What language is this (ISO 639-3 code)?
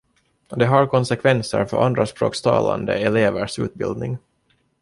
swe